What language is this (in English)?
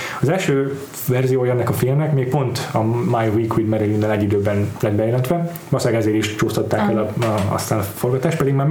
Hungarian